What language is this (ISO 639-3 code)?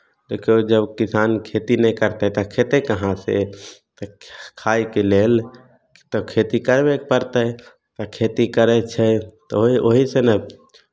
mai